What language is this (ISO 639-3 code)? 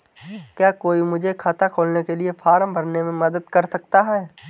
hin